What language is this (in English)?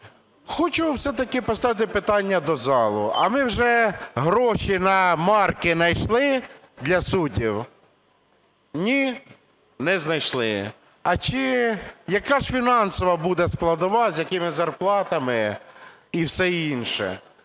Ukrainian